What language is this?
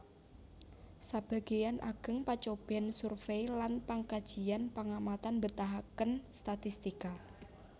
Javanese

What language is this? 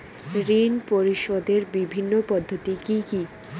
Bangla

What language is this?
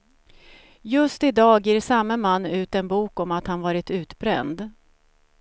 Swedish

